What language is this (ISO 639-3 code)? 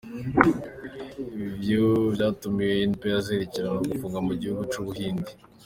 kin